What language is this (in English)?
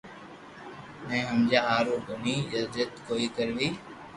Loarki